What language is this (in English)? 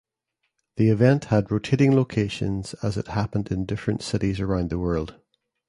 English